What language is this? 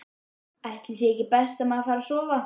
Icelandic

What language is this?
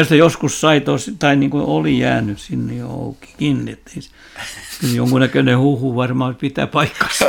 Finnish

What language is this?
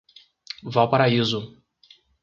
Portuguese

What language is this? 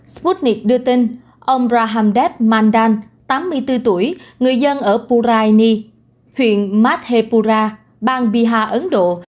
Vietnamese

